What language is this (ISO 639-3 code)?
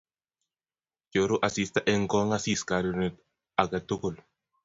kln